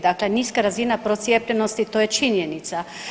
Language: Croatian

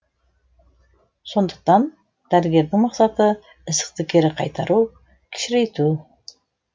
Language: Kazakh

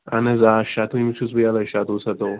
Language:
Kashmiri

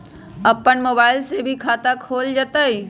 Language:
Magahi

